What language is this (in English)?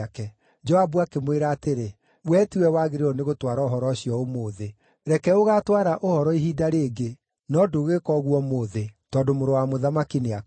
Kikuyu